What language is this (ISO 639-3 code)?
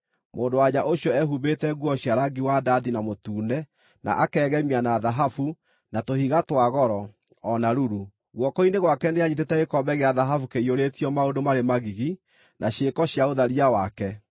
kik